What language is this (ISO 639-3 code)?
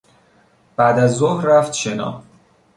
fas